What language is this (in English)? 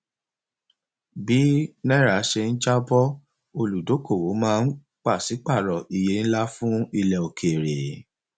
Yoruba